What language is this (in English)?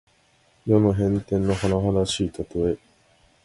Japanese